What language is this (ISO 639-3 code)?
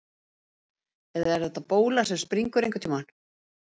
isl